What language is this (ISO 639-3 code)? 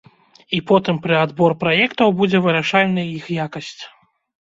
bel